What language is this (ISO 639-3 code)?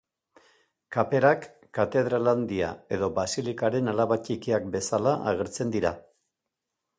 eus